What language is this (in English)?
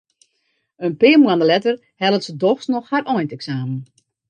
Western Frisian